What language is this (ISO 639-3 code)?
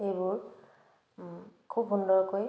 asm